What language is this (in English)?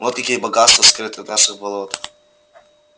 Russian